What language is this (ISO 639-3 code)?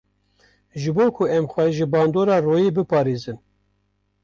kur